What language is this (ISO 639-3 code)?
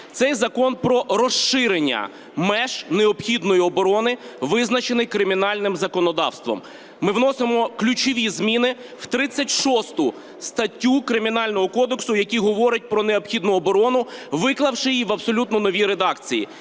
ukr